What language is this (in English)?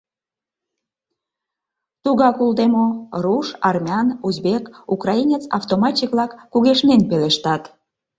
Mari